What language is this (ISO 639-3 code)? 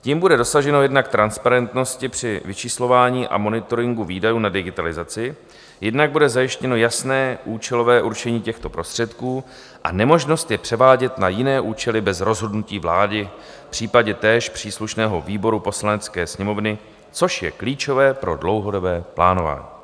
ces